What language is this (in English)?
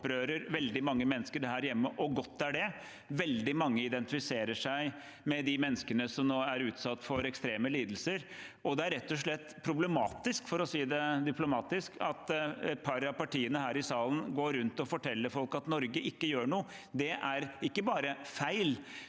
Norwegian